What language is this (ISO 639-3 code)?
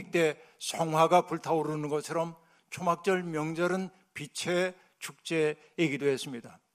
kor